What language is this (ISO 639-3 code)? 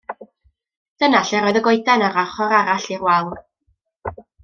cym